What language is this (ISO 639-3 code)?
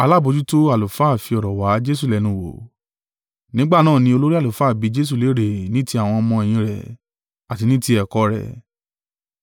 yor